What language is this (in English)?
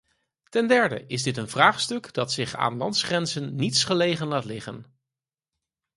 Dutch